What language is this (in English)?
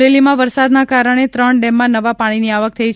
Gujarati